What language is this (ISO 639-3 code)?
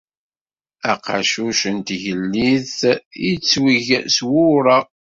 kab